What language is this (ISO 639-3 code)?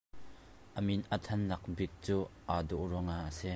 cnh